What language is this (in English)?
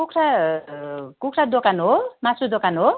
Nepali